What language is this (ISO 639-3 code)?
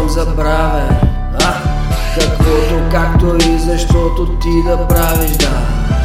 bul